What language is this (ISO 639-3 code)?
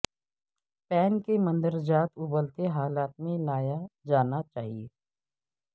urd